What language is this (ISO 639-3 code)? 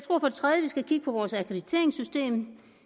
dan